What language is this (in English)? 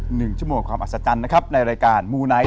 Thai